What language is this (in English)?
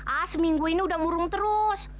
Indonesian